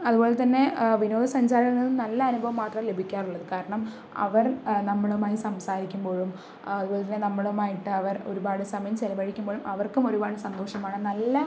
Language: Malayalam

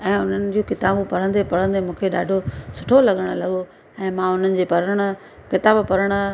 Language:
Sindhi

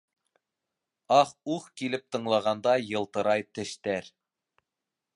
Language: Bashkir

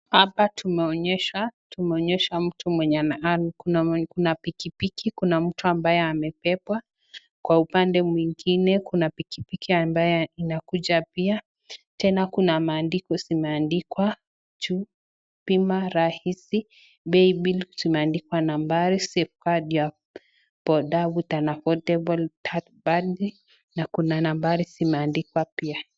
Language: Swahili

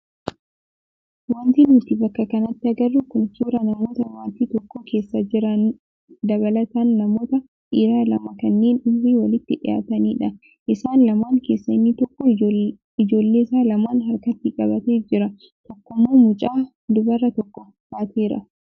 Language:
Oromo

